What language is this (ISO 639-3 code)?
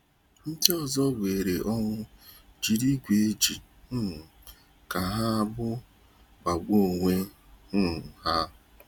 ibo